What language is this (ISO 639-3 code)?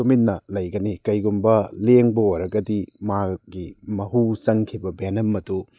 mni